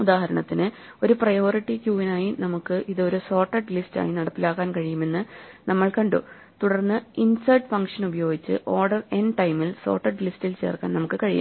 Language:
Malayalam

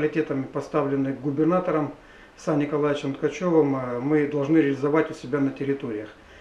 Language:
Russian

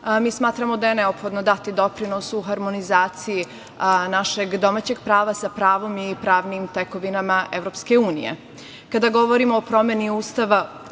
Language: Serbian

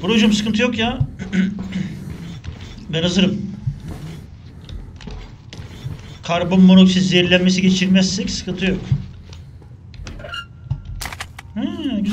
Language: Turkish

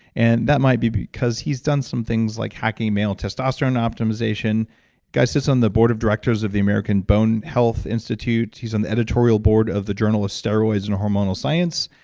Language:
English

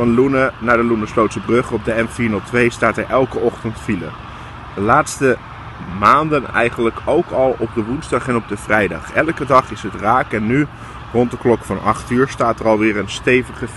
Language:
Dutch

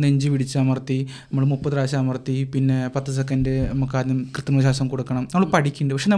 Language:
Malayalam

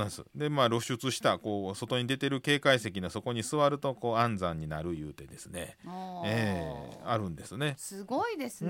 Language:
Japanese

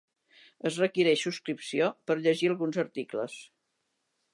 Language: Catalan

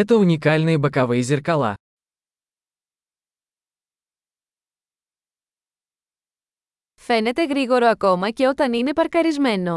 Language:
Greek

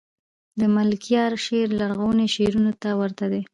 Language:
Pashto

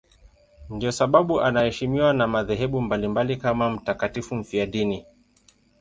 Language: Swahili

